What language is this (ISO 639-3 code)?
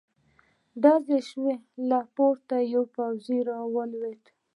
pus